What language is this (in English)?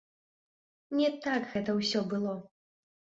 Belarusian